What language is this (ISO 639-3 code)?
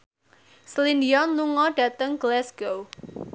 jav